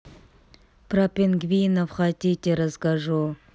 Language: Russian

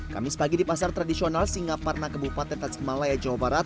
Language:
Indonesian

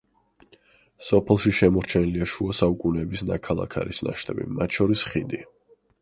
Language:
Georgian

